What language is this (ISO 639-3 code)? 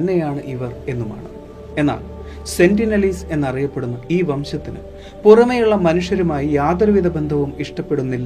mal